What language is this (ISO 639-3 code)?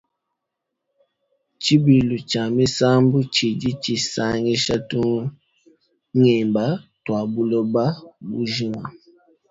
lua